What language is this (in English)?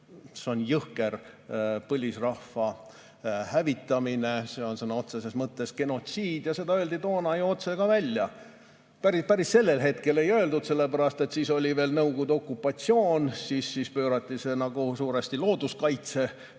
Estonian